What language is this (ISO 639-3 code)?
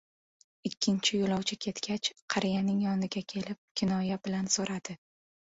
uzb